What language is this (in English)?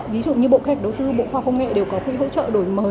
Vietnamese